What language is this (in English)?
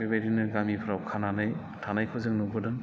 Bodo